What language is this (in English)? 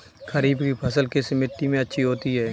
Hindi